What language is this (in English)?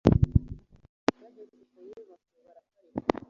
Kinyarwanda